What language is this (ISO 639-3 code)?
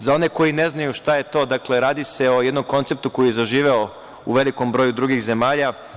srp